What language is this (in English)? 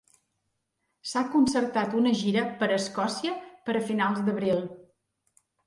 Catalan